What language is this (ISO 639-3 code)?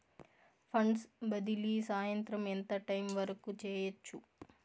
tel